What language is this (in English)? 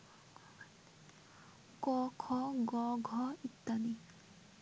Bangla